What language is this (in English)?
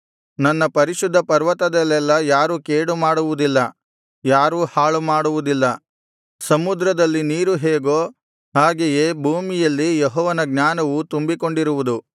Kannada